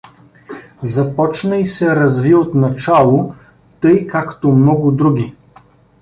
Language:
Bulgarian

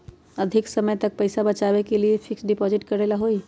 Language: Magahi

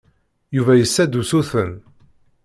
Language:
Kabyle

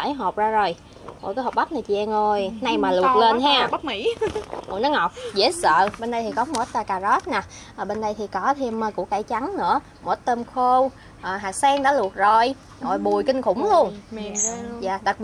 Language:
Vietnamese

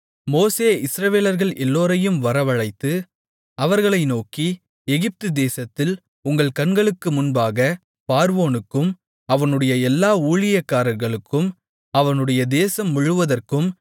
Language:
Tamil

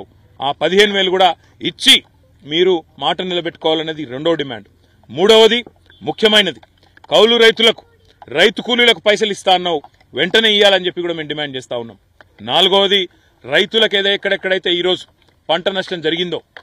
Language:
Telugu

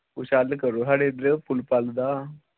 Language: Dogri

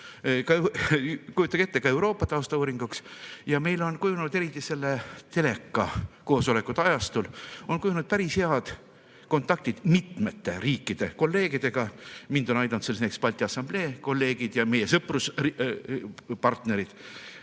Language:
Estonian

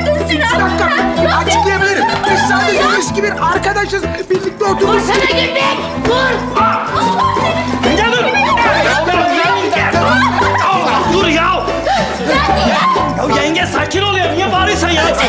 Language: Turkish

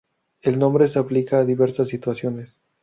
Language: Spanish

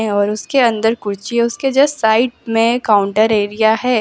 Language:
Hindi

